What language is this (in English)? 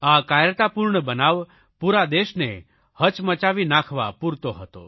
Gujarati